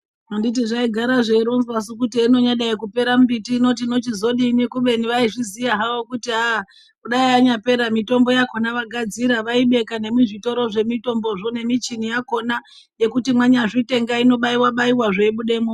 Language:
Ndau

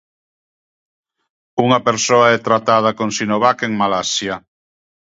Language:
Galician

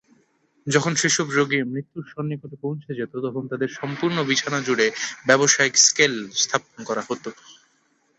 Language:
Bangla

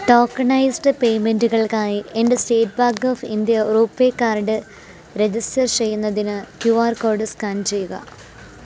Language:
Malayalam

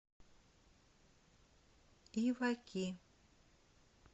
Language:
Russian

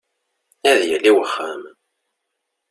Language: Kabyle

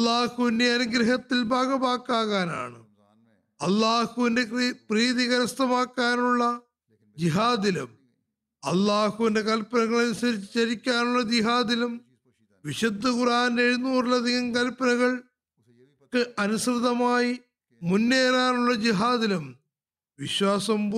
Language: Malayalam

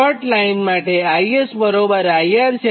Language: Gujarati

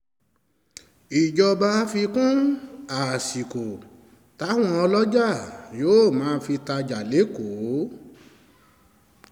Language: Yoruba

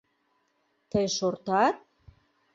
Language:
Mari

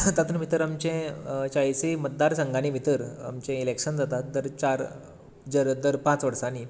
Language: Konkani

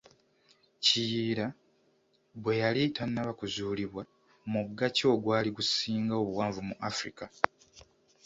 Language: Ganda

